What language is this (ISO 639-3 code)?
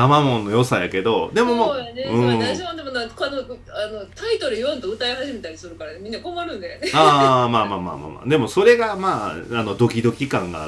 jpn